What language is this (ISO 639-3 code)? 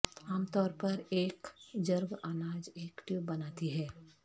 urd